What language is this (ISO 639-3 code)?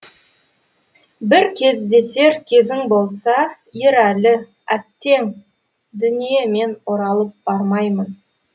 kaz